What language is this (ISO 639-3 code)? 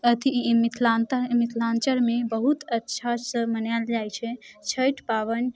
mai